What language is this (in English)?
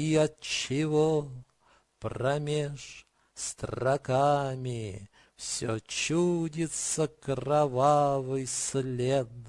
Russian